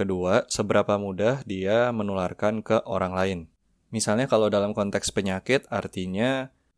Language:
Indonesian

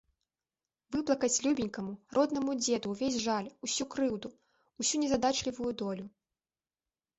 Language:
Belarusian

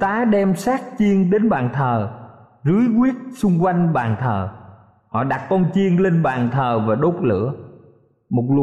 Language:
Vietnamese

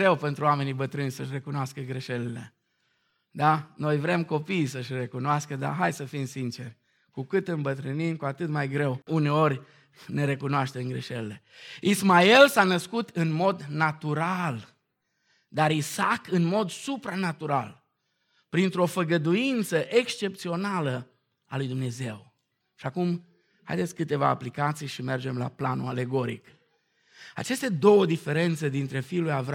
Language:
Romanian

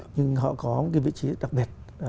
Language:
Vietnamese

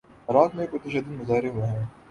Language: Urdu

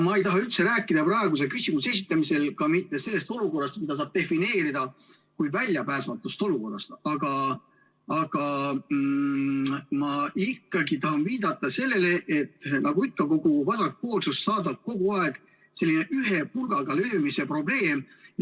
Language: Estonian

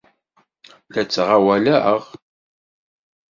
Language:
Kabyle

